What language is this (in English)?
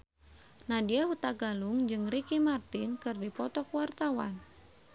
Sundanese